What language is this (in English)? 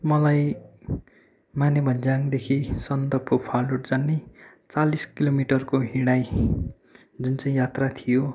Nepali